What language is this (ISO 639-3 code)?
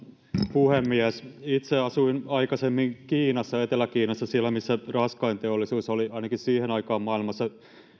fin